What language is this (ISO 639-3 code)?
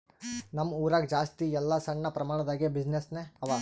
kan